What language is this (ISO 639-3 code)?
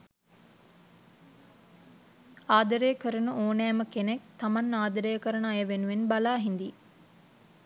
sin